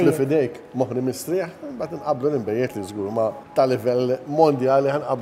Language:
Arabic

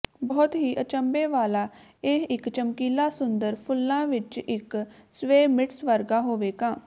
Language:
Punjabi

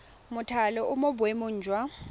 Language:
Tswana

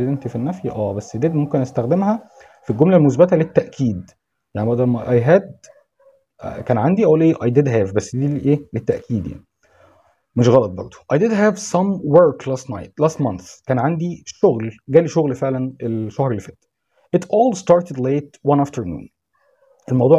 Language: Arabic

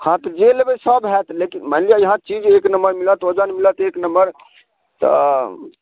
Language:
Maithili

